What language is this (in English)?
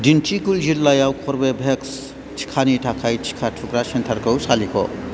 Bodo